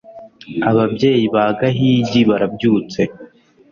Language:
Kinyarwanda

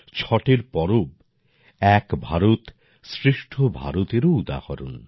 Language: Bangla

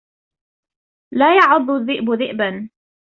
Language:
Arabic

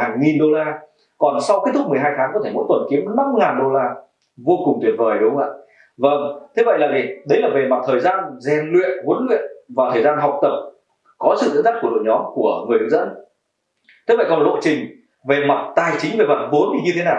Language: Vietnamese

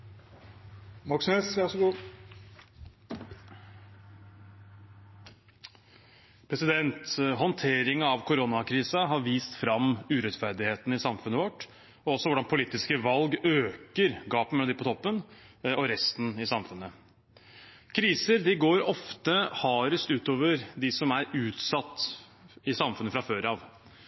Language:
Norwegian Bokmål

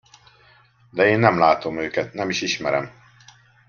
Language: Hungarian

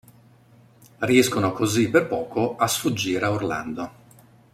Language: Italian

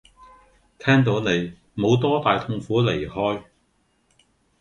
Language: Cantonese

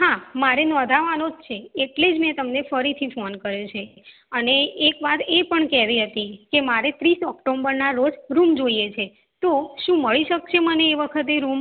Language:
Gujarati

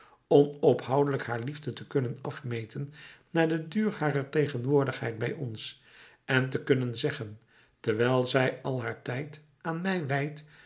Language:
Dutch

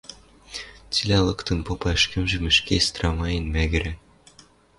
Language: Western Mari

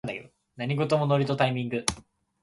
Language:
Japanese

